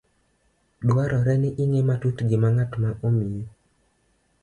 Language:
Luo (Kenya and Tanzania)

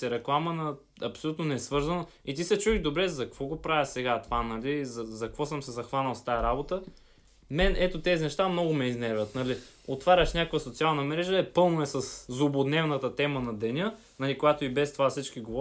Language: Bulgarian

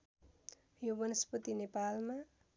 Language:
Nepali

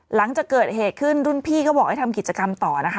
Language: Thai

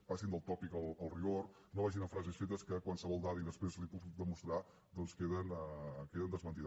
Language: Catalan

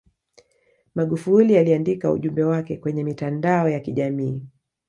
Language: Swahili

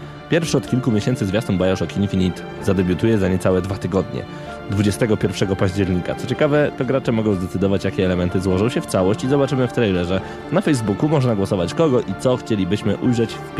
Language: Polish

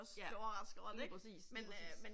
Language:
Danish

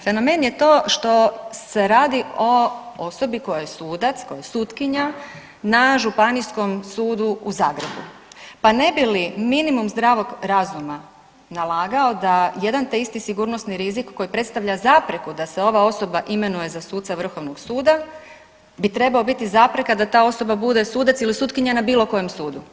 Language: Croatian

